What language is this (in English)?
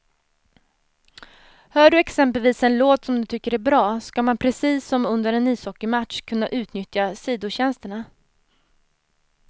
Swedish